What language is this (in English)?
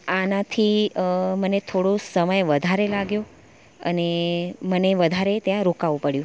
Gujarati